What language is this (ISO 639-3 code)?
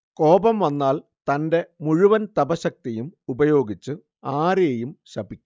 mal